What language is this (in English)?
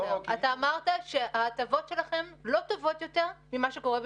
Hebrew